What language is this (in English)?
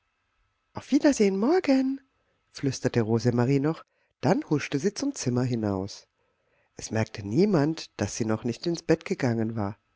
German